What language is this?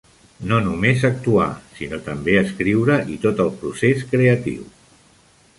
Catalan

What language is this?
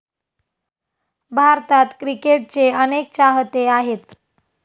Marathi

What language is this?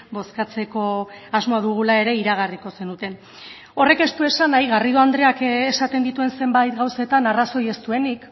Basque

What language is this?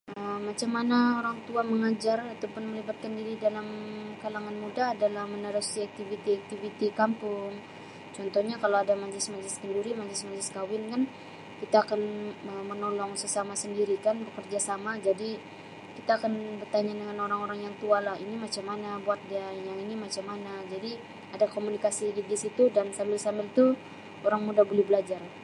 Sabah Malay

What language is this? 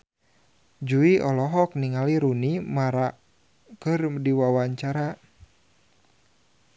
Sundanese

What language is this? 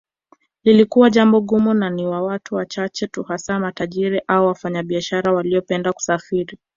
Swahili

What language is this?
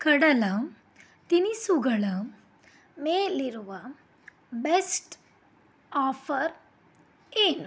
Kannada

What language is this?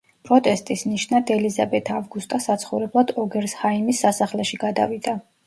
Georgian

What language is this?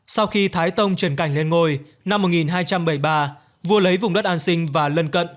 Vietnamese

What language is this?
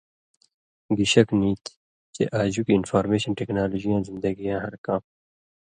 Indus Kohistani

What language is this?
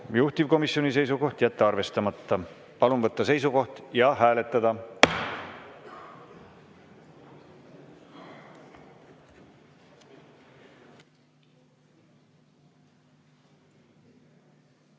Estonian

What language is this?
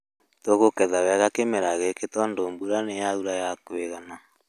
Kikuyu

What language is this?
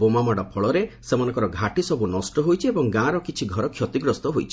Odia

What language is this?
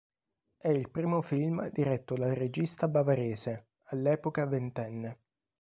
Italian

